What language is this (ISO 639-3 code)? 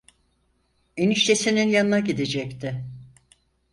tur